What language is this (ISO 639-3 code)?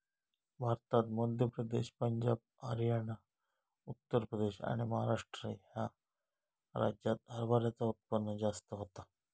mar